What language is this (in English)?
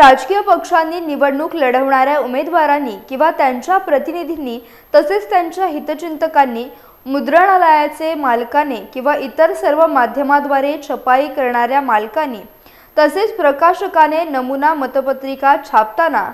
Marathi